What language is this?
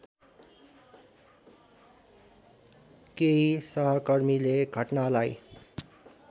Nepali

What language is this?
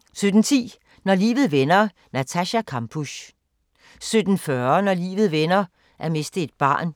Danish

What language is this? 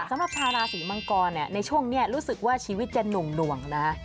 Thai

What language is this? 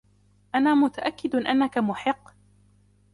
Arabic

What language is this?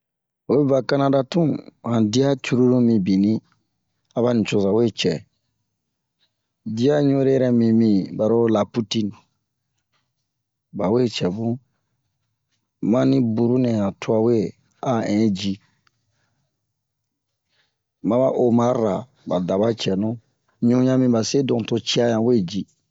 Bomu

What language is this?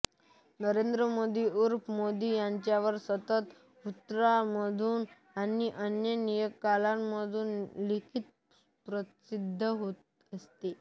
Marathi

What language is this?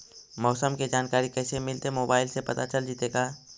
Magahi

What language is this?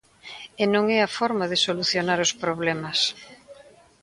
Galician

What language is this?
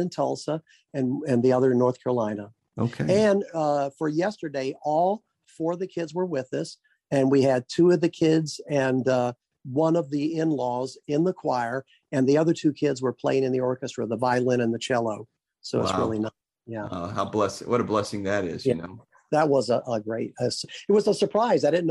English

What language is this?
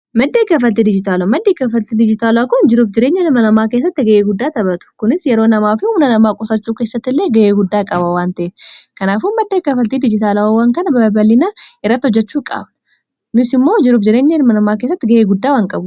Oromo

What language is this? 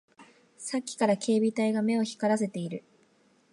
Japanese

